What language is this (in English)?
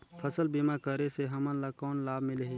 Chhattisgarhi